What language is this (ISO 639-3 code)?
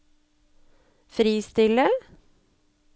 nor